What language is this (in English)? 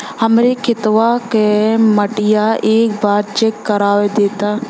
Bhojpuri